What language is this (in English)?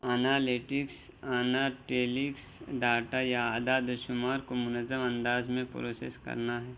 Urdu